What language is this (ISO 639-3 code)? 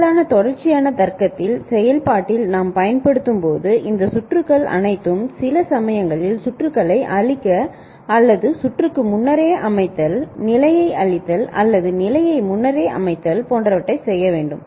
tam